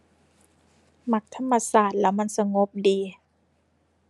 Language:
Thai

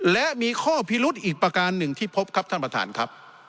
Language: Thai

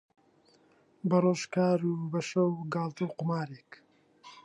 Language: Central Kurdish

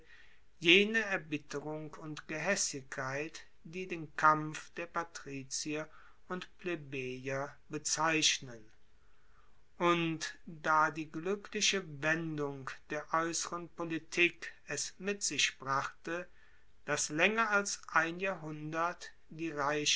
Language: German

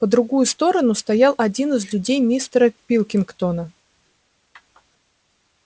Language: Russian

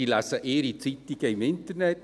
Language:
Swiss German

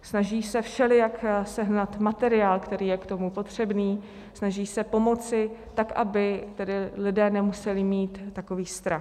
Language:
Czech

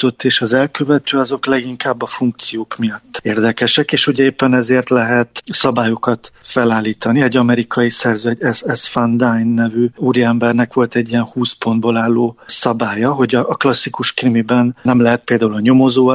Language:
Hungarian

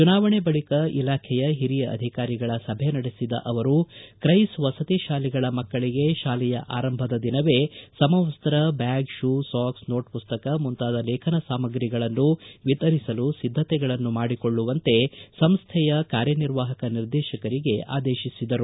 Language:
Kannada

